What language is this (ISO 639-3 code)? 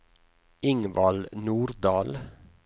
nor